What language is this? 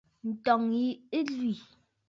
Bafut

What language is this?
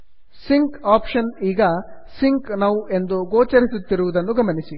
Kannada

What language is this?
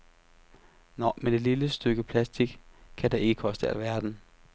Danish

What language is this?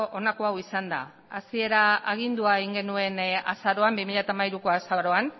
Basque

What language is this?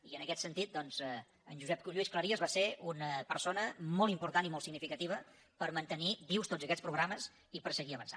Catalan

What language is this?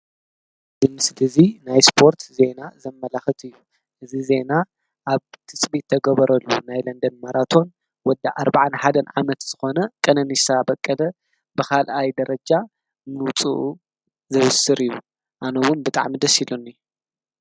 Tigrinya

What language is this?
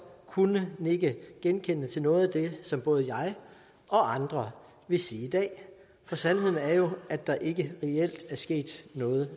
Danish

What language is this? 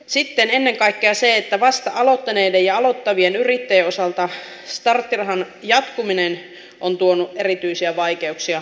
Finnish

